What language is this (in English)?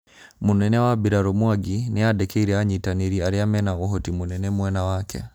Kikuyu